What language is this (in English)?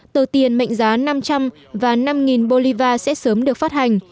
Vietnamese